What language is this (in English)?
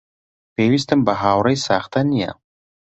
Central Kurdish